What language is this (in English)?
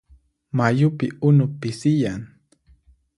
Puno Quechua